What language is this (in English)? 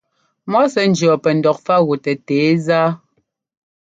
Ngomba